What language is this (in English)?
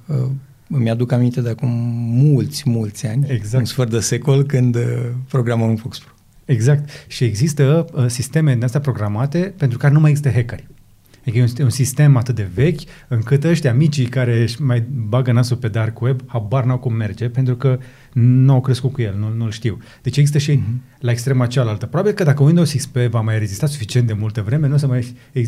Romanian